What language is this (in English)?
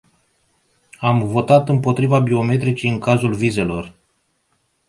Romanian